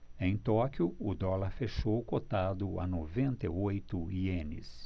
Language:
Portuguese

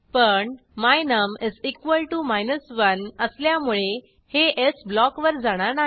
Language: Marathi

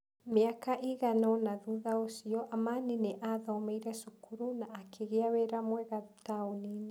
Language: Kikuyu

